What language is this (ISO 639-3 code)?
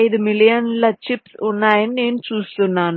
tel